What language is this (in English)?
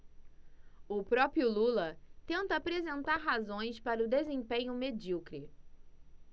Portuguese